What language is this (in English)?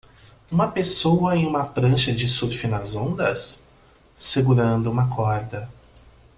Portuguese